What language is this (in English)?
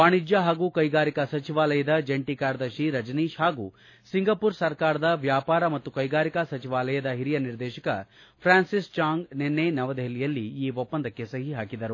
Kannada